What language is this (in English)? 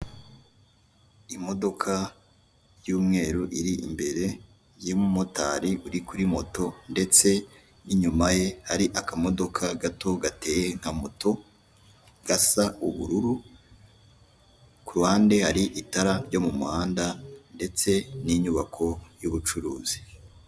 Kinyarwanda